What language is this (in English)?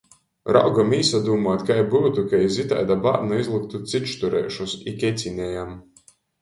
Latgalian